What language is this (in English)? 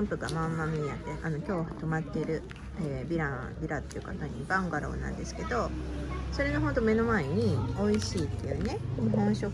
Japanese